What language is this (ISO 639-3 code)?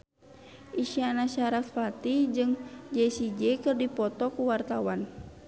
sun